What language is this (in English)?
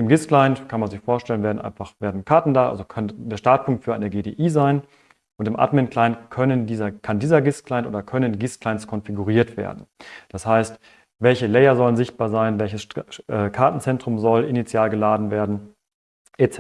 German